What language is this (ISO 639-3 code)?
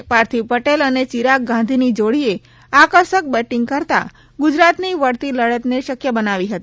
guj